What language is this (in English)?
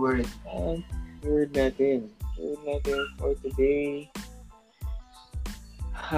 Filipino